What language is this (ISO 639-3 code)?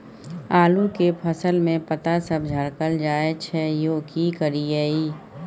mai